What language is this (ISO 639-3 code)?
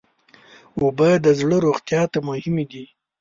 pus